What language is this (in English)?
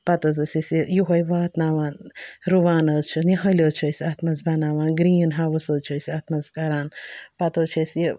Kashmiri